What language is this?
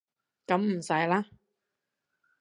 Cantonese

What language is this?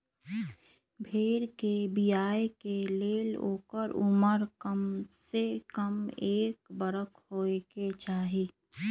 Magahi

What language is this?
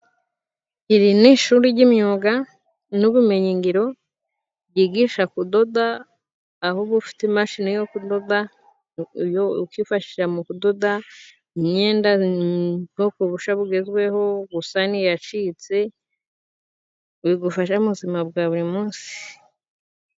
Kinyarwanda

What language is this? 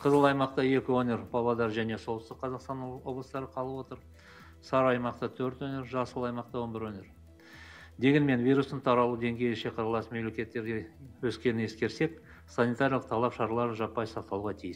Russian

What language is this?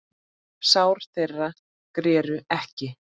Icelandic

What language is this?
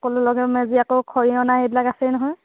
Assamese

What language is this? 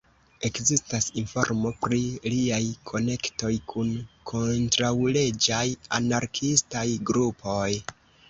Esperanto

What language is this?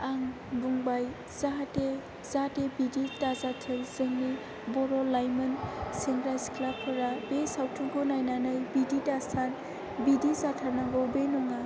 Bodo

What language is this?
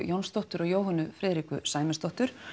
Icelandic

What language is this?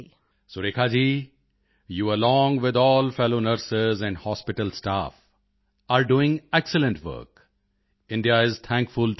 Punjabi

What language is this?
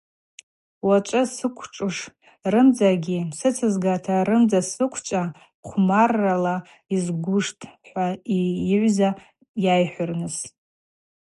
Abaza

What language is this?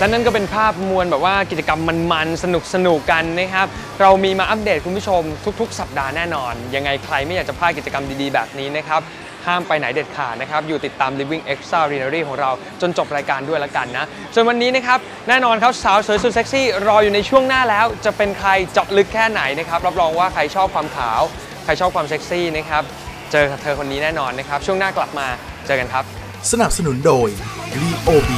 Thai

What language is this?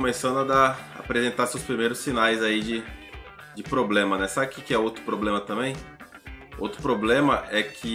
Portuguese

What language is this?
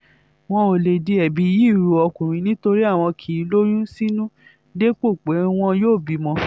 Yoruba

